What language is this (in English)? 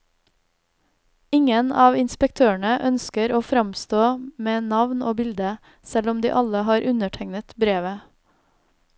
Norwegian